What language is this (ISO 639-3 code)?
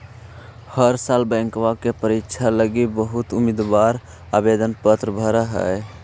mag